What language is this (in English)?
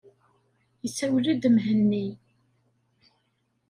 Kabyle